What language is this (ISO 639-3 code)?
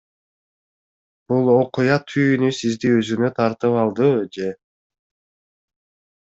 kir